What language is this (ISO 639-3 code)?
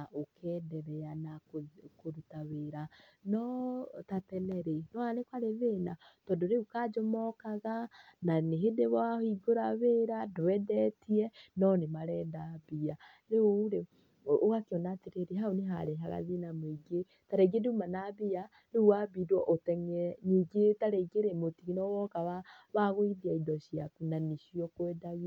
kik